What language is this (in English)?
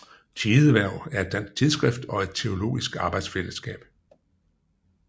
Danish